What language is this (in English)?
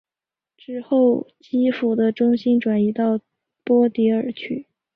Chinese